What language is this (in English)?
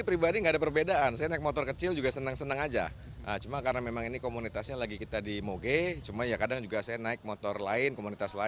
Indonesian